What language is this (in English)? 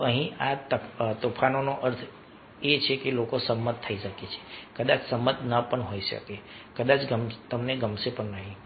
Gujarati